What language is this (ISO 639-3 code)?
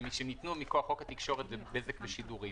heb